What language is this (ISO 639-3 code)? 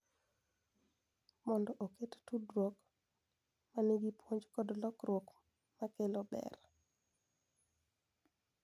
luo